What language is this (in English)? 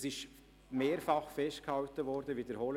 Swiss German